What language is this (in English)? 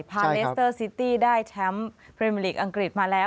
Thai